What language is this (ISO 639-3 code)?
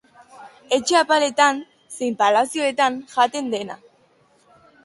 eus